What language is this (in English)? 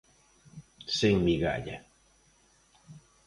Galician